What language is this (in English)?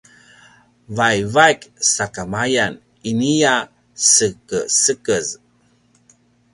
Paiwan